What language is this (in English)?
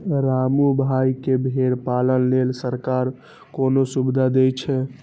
Maithili